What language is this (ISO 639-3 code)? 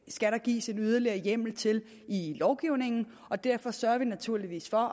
dan